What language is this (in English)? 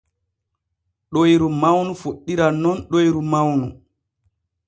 Borgu Fulfulde